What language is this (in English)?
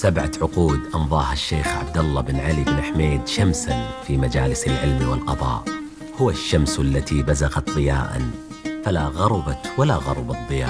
Arabic